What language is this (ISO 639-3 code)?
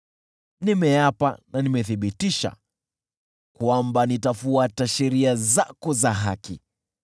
swa